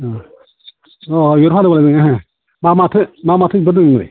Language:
Bodo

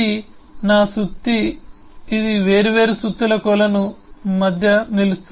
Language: Telugu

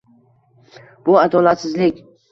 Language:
Uzbek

